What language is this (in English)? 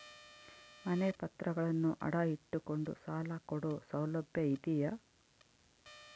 Kannada